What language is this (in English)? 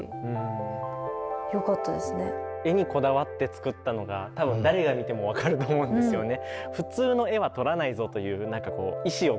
Japanese